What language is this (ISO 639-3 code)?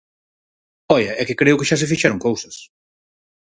glg